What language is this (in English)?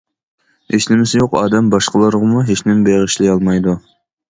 Uyghur